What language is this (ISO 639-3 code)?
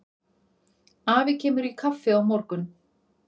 isl